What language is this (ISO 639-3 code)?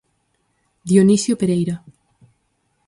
glg